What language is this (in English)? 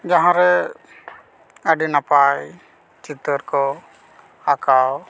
Santali